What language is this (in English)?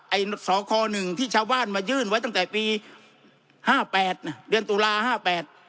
Thai